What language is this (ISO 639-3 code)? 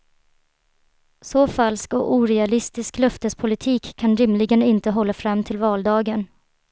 swe